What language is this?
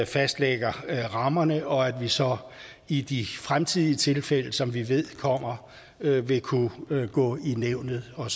Danish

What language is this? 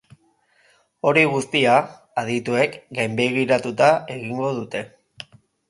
Basque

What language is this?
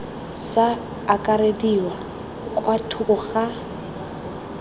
Tswana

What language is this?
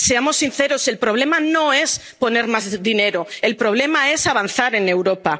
Spanish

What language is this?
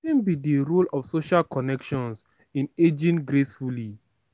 Nigerian Pidgin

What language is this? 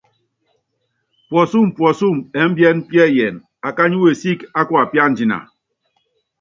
Yangben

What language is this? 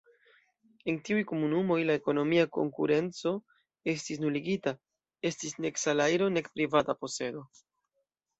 Esperanto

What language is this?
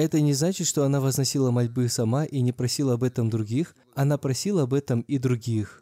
Russian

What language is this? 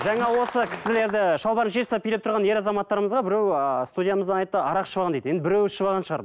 Kazakh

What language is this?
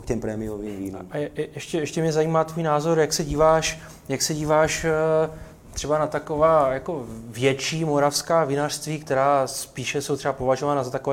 Czech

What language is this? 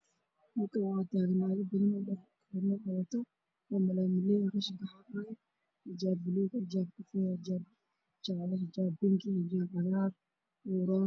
Somali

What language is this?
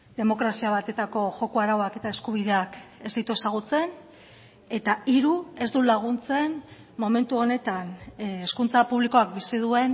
Basque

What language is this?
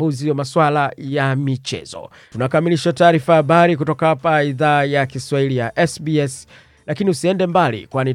Swahili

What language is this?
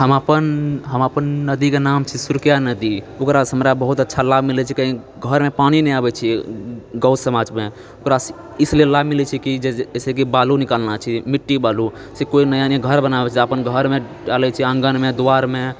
Maithili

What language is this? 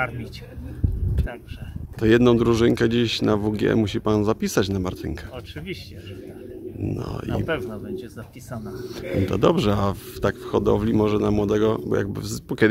Polish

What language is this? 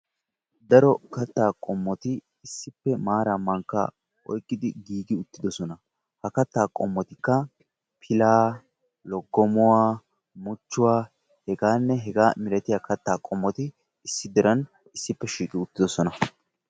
Wolaytta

